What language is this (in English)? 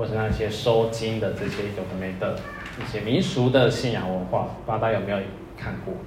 Chinese